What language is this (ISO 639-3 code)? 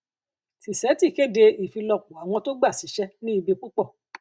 yor